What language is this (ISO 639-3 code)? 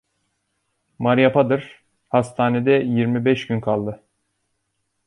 tur